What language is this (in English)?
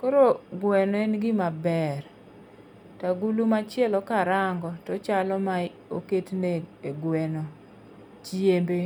Luo (Kenya and Tanzania)